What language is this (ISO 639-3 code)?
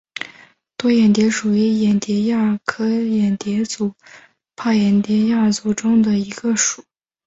zho